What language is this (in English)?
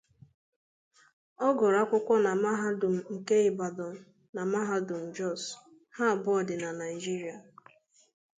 Igbo